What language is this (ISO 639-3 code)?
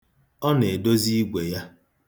ibo